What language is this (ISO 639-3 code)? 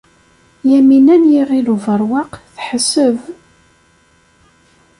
kab